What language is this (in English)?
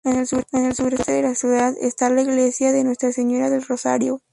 Spanish